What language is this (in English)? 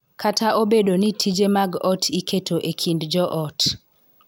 Luo (Kenya and Tanzania)